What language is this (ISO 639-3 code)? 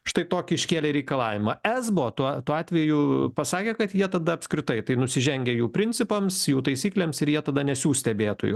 lit